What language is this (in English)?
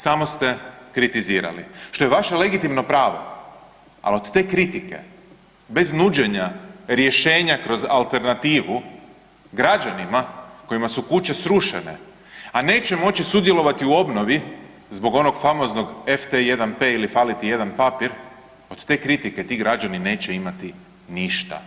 Croatian